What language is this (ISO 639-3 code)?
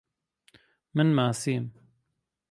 ckb